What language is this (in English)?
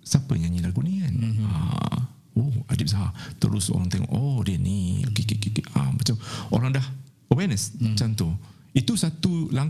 Malay